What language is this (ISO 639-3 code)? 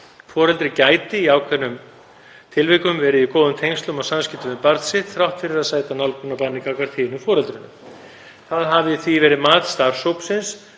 isl